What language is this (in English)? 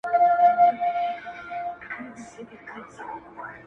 Pashto